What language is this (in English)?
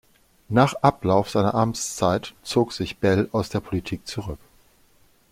German